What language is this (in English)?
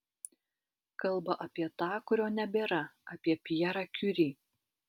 Lithuanian